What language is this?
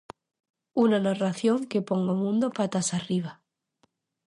Galician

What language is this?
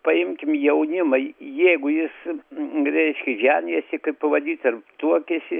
Lithuanian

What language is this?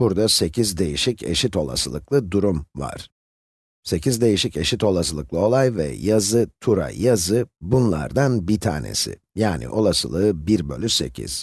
Turkish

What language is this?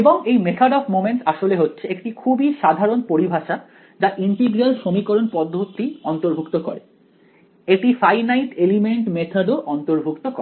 Bangla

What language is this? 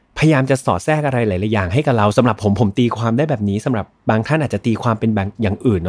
Thai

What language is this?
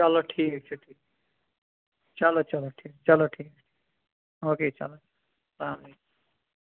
Kashmiri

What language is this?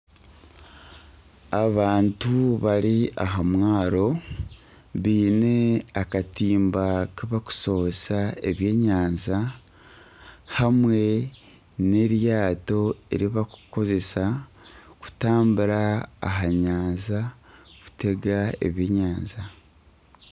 Nyankole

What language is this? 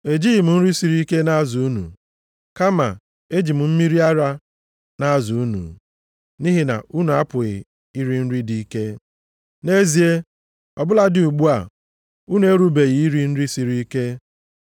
Igbo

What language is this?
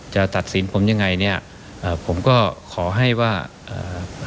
Thai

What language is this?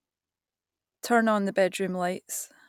English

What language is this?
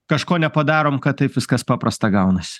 Lithuanian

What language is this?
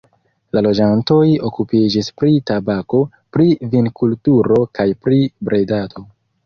Esperanto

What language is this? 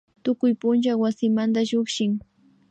Imbabura Highland Quichua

